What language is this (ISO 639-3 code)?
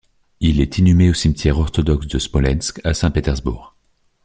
fra